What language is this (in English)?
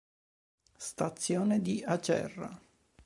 Italian